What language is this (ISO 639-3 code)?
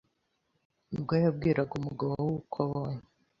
kin